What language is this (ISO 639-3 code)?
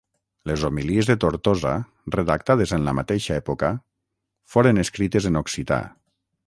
cat